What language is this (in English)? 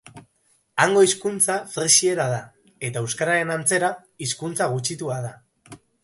Basque